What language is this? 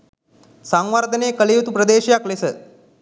Sinhala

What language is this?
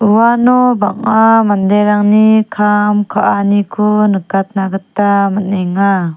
Garo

